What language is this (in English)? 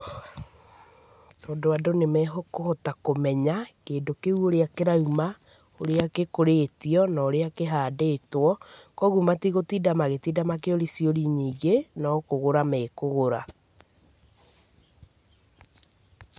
Kikuyu